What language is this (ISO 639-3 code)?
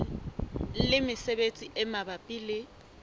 sot